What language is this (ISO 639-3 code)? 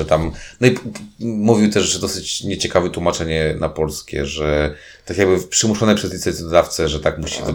pol